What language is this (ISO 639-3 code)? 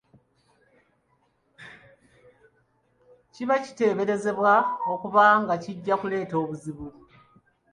lug